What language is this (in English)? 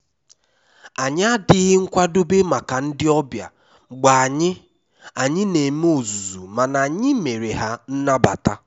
Igbo